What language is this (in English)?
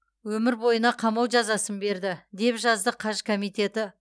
Kazakh